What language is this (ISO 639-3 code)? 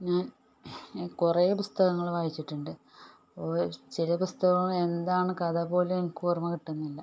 mal